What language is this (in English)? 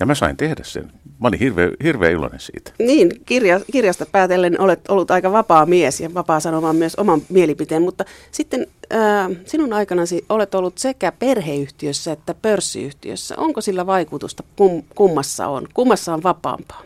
Finnish